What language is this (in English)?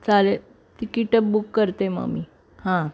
Marathi